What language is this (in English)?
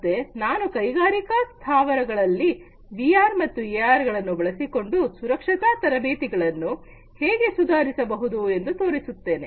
Kannada